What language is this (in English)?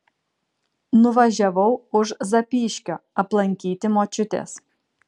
Lithuanian